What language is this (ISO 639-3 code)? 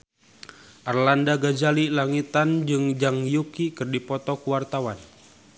sun